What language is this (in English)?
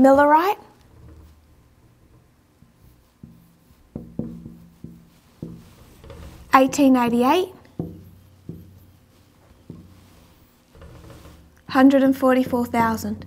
English